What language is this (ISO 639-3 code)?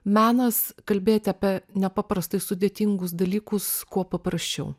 lit